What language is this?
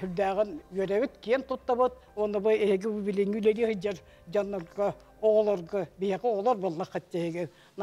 Turkish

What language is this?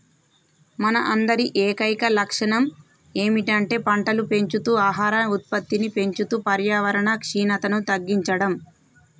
Telugu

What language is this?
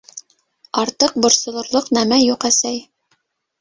Bashkir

